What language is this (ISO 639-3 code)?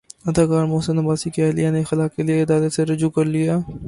urd